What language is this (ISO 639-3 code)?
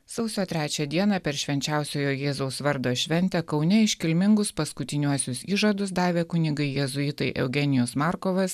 lit